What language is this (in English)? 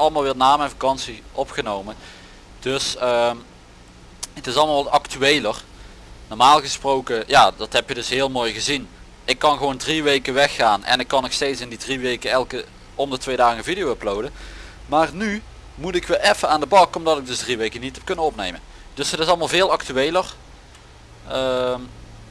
Dutch